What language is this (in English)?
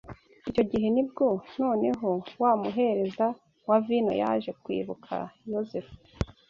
Kinyarwanda